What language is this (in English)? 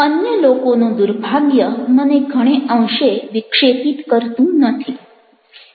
Gujarati